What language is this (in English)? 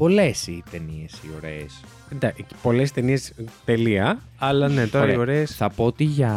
Greek